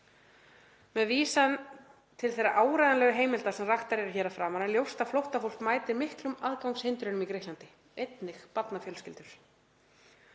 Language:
Icelandic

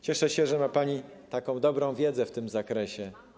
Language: Polish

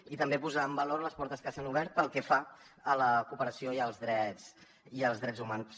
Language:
Catalan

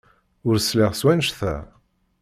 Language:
Kabyle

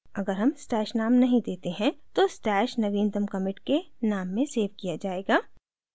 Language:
Hindi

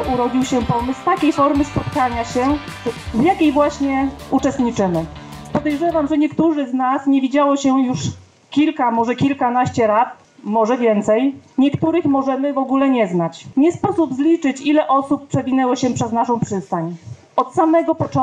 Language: Polish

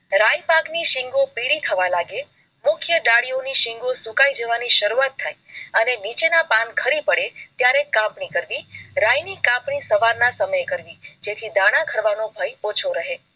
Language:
Gujarati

